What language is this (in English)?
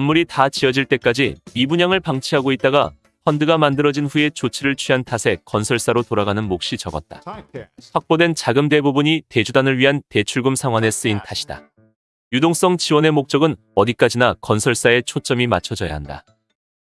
Korean